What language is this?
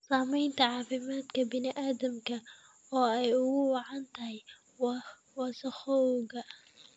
Somali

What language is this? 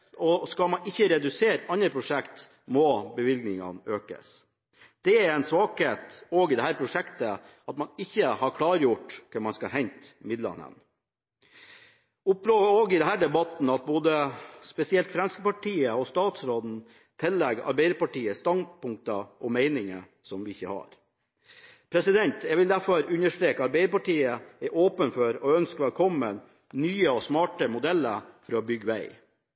Norwegian Bokmål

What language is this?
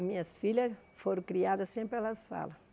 Portuguese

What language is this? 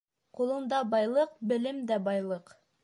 Bashkir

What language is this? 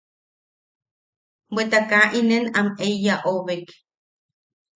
Yaqui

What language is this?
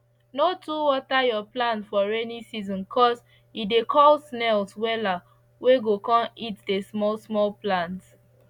Nigerian Pidgin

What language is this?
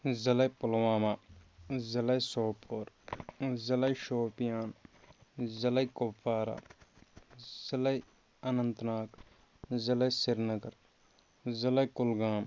Kashmiri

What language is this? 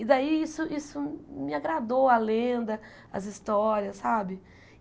Portuguese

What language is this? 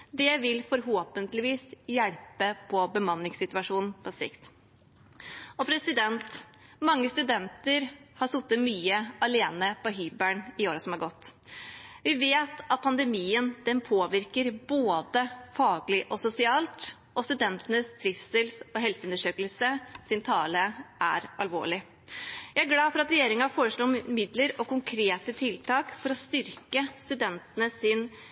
Norwegian Bokmål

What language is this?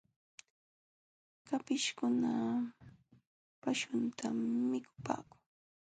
Jauja Wanca Quechua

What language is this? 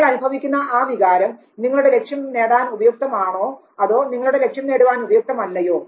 Malayalam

